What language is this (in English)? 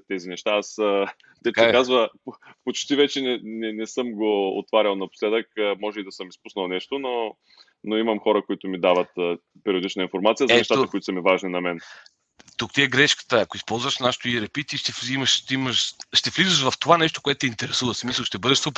Bulgarian